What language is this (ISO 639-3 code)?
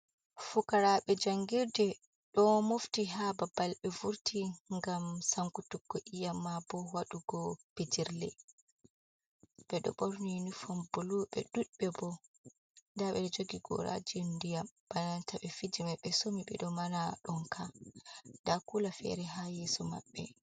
ful